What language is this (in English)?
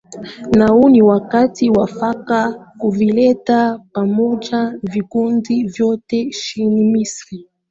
Swahili